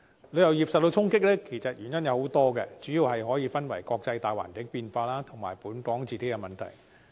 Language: Cantonese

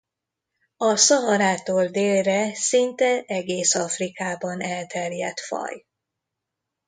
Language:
Hungarian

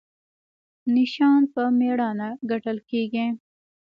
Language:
Pashto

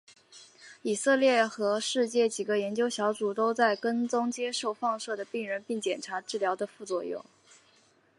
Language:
Chinese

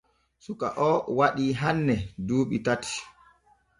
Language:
Borgu Fulfulde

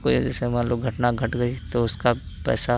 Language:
Hindi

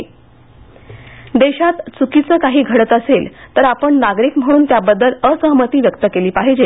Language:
Marathi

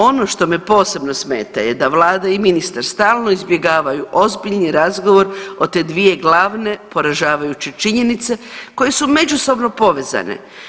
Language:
Croatian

